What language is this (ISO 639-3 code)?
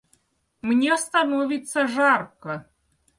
rus